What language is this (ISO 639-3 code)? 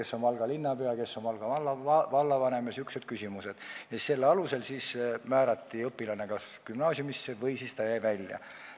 est